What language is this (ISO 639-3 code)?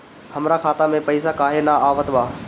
bho